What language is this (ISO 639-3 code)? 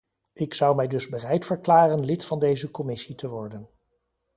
nld